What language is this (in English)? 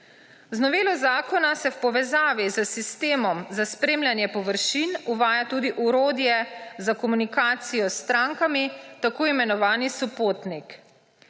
Slovenian